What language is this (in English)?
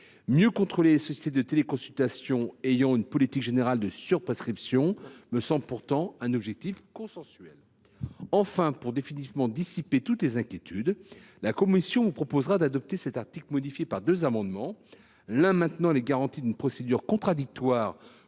French